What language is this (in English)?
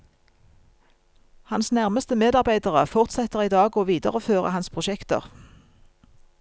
Norwegian